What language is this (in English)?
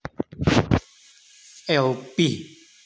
Russian